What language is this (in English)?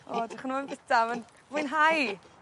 Welsh